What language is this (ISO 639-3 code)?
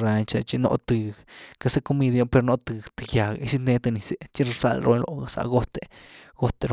ztu